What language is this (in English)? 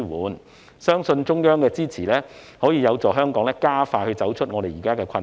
Cantonese